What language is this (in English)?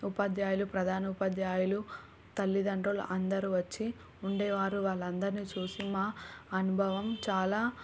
Telugu